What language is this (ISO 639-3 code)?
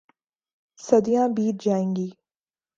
urd